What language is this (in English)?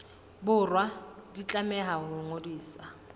Southern Sotho